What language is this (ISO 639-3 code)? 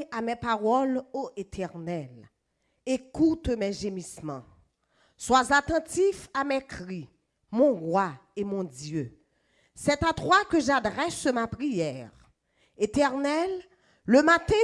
fra